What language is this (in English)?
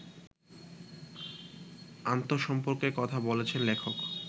Bangla